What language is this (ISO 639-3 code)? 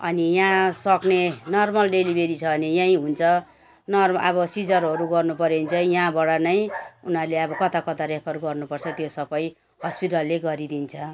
nep